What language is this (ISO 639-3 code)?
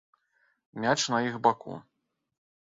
bel